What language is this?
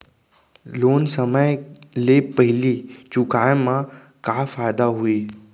Chhattisgarhi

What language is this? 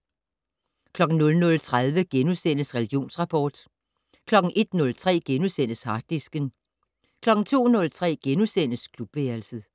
Danish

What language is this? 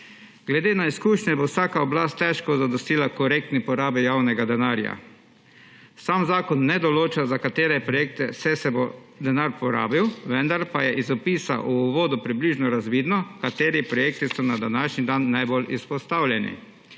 Slovenian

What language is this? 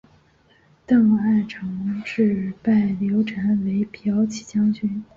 Chinese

